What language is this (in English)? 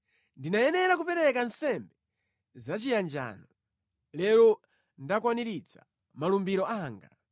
Nyanja